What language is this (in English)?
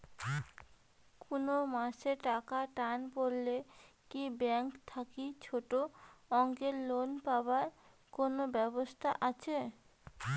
Bangla